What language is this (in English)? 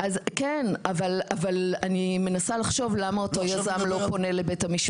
Hebrew